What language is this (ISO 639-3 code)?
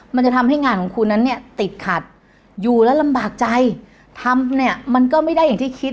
tha